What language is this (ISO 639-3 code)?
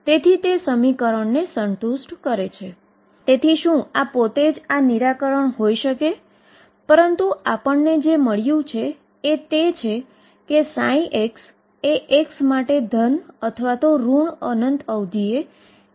guj